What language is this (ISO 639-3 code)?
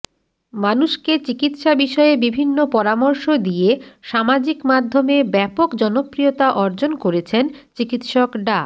ben